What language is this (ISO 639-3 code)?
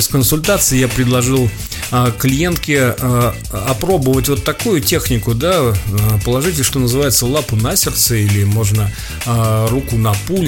rus